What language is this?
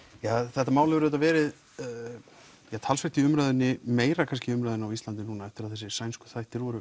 Icelandic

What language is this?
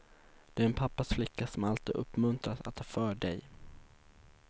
Swedish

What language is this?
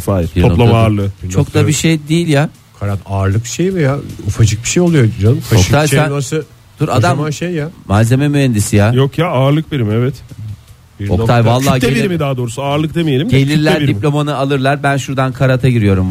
Turkish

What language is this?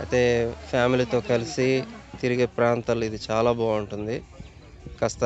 Telugu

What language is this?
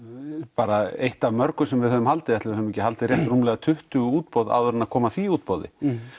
Icelandic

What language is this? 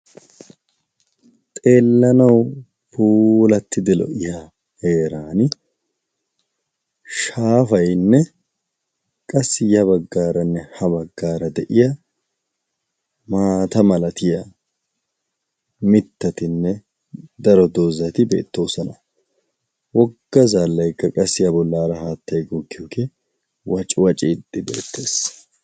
Wolaytta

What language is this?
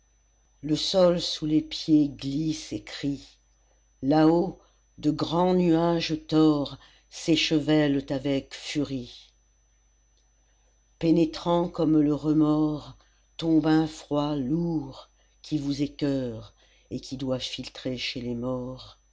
French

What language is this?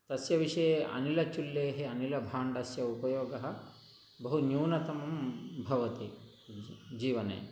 Sanskrit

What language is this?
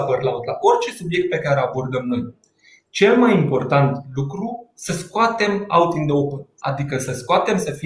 Romanian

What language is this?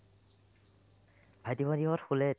Assamese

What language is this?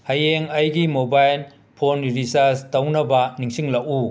Manipuri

